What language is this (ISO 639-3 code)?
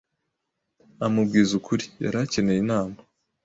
kin